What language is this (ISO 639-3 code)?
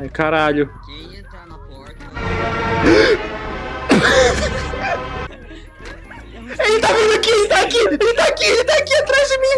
por